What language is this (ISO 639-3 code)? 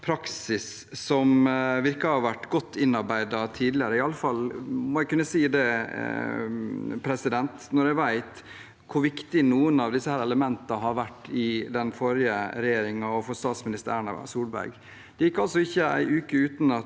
nor